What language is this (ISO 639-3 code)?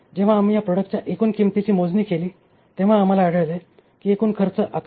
mar